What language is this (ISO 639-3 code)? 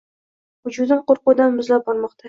uzb